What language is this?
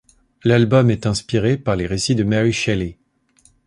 French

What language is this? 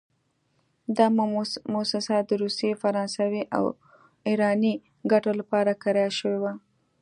Pashto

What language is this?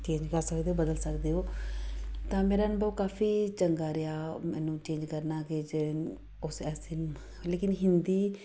Punjabi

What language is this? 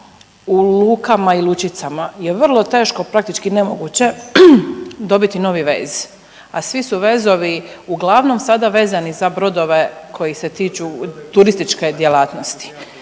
Croatian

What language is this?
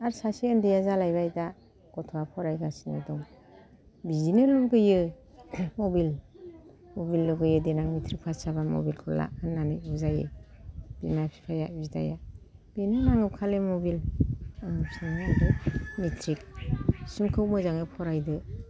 Bodo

